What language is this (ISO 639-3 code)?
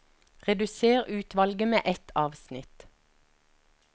nor